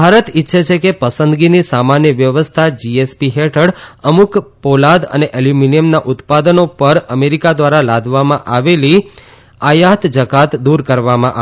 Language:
Gujarati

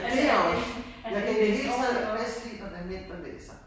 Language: Danish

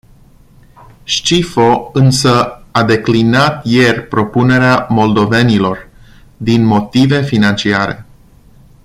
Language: Romanian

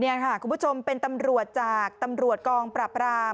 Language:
Thai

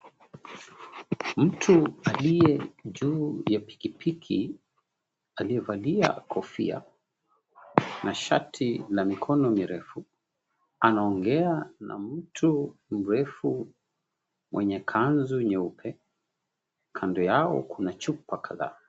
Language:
Swahili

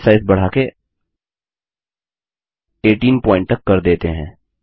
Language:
Hindi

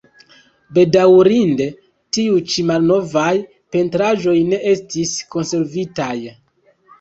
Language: Esperanto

